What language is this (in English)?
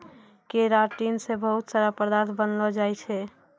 Maithili